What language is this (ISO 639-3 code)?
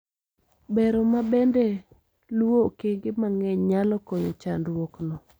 luo